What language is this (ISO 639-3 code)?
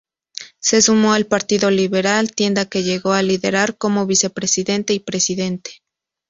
spa